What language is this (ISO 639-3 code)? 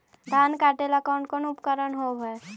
mag